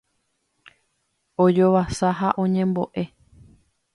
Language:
Guarani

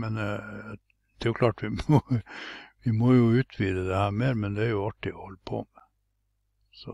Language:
Norwegian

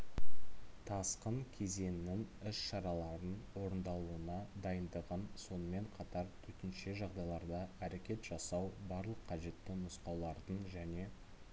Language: Kazakh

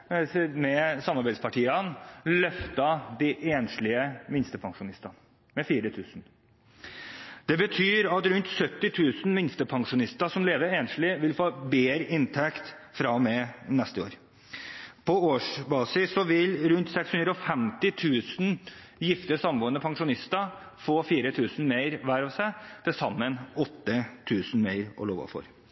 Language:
Norwegian Bokmål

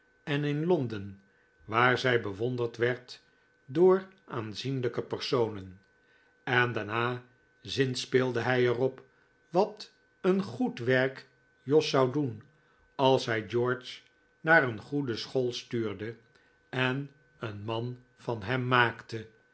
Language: Dutch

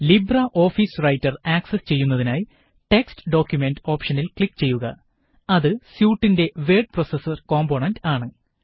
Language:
Malayalam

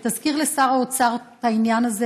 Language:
Hebrew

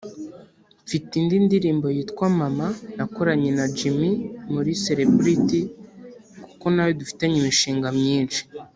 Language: Kinyarwanda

